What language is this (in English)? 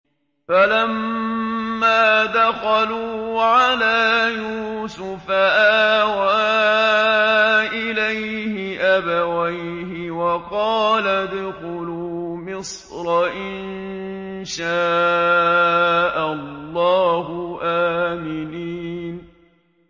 Arabic